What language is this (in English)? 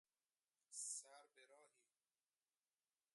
Persian